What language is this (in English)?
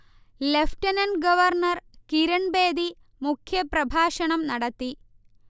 Malayalam